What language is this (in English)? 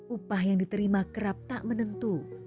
Indonesian